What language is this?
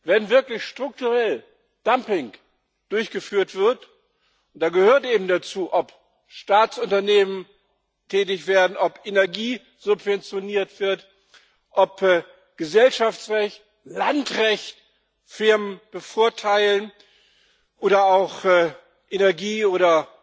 German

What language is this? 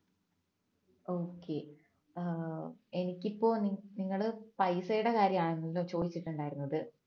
Malayalam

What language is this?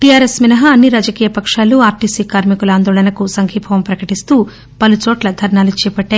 Telugu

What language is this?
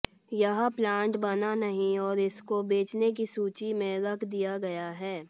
Hindi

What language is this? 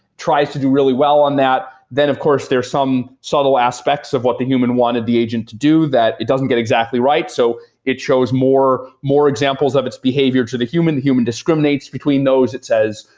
English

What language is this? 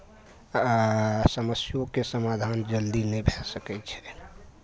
Maithili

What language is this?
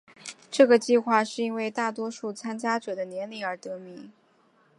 Chinese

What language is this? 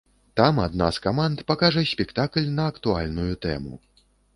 Belarusian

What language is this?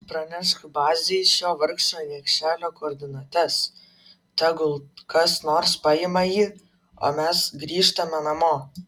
Lithuanian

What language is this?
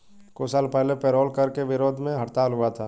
Hindi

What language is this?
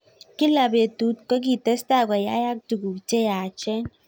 Kalenjin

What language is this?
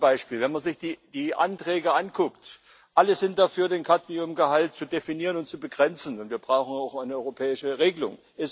German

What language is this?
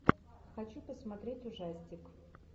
Russian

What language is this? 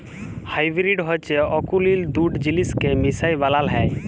Bangla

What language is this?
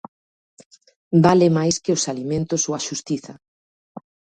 Galician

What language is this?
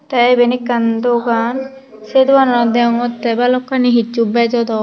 Chakma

